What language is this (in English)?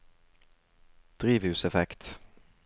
Norwegian